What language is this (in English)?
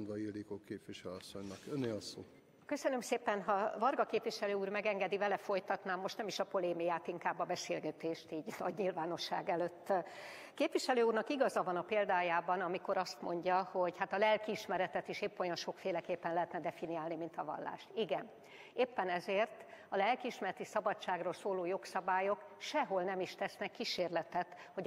Hungarian